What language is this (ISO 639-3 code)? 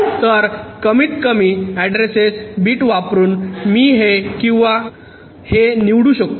mar